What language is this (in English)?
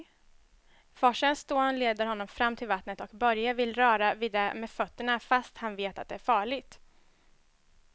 Swedish